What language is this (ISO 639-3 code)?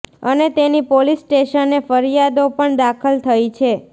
guj